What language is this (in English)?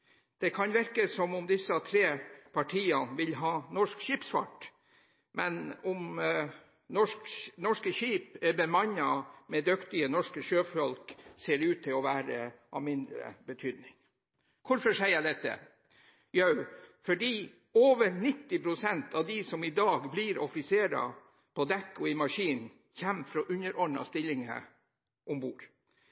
Norwegian Bokmål